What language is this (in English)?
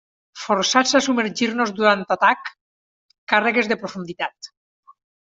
Catalan